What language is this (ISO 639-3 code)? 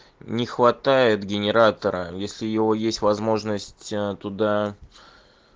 rus